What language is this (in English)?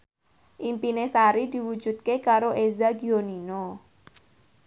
Javanese